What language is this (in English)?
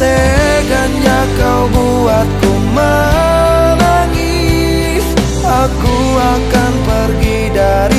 Indonesian